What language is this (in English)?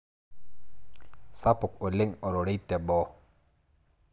Masai